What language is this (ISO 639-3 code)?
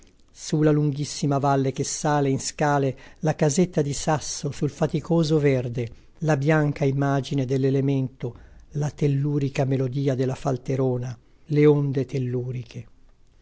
ita